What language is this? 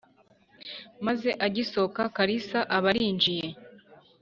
Kinyarwanda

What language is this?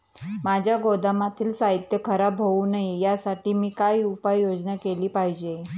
Marathi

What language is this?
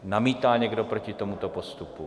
Czech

